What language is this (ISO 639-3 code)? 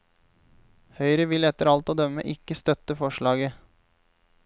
nor